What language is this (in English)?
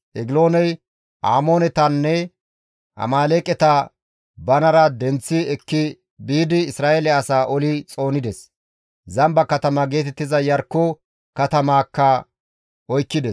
Gamo